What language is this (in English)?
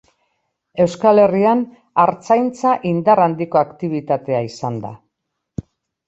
Basque